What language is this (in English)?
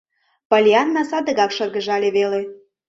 Mari